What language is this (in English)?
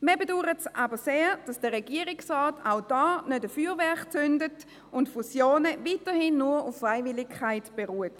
Swiss German